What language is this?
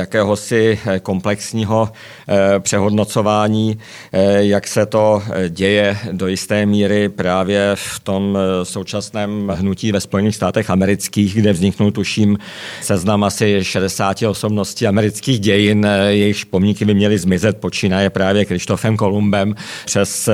Czech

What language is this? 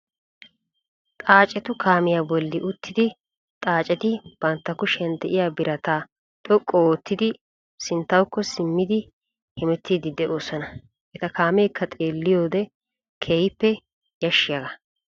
Wolaytta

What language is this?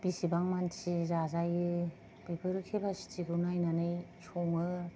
Bodo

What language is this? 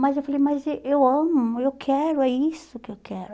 Portuguese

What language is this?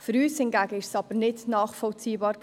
Swiss German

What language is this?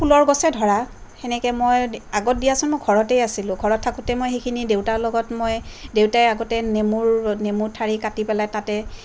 Assamese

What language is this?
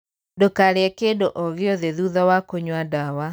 Kikuyu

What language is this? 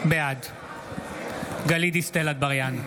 Hebrew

